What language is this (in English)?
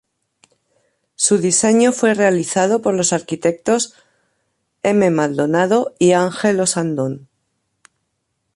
Spanish